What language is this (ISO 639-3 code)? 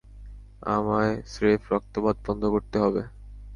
ben